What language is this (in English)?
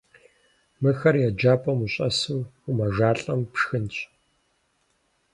Kabardian